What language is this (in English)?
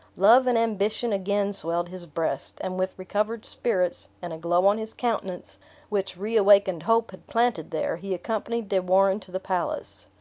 English